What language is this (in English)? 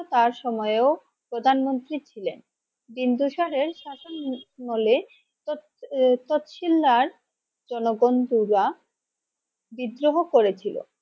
Bangla